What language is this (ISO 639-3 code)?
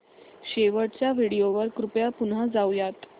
mar